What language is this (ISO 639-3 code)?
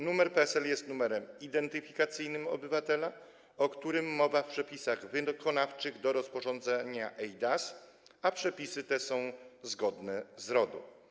pol